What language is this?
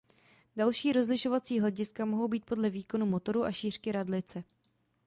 Czech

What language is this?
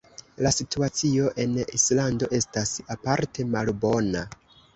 Esperanto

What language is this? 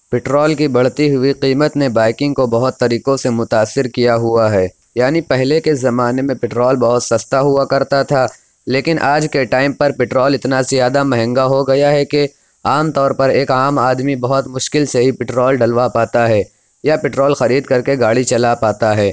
Urdu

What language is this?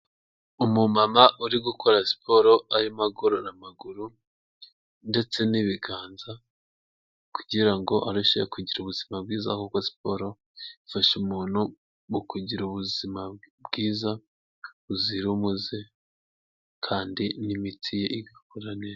Kinyarwanda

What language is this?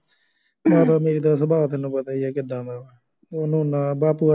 Punjabi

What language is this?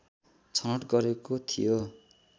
Nepali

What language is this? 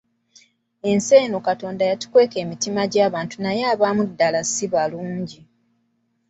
Ganda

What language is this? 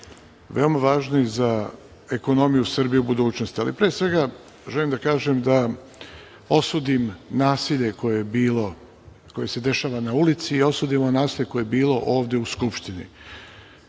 Serbian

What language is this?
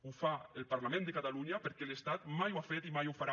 Catalan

